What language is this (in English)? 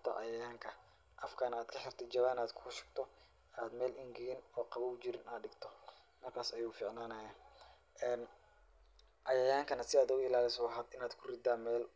Somali